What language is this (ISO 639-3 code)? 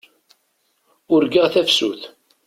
kab